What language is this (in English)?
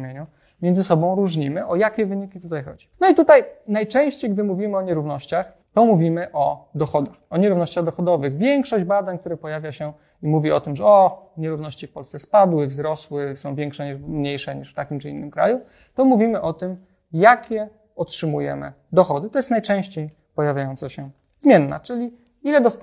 Polish